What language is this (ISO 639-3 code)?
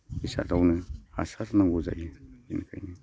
brx